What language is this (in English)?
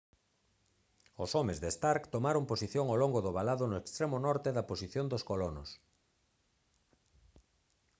Galician